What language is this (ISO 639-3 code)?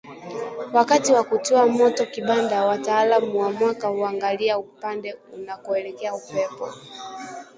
swa